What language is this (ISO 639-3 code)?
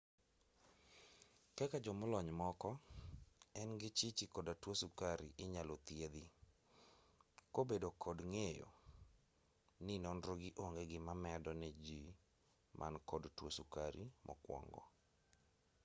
luo